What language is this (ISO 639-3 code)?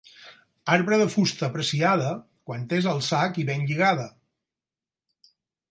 cat